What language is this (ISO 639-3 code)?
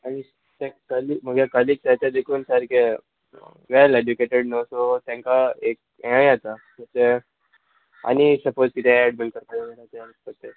kok